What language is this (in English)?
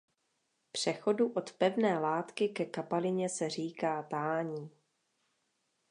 Czech